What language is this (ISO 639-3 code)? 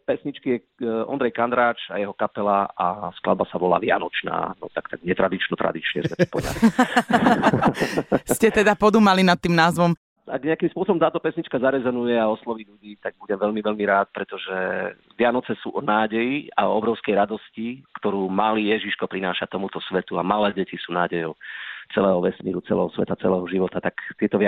slk